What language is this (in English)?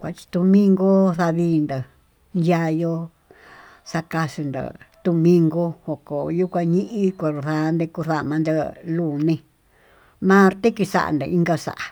Tututepec Mixtec